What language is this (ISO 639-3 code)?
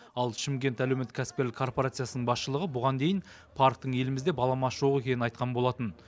kaz